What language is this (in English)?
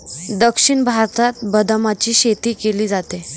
Marathi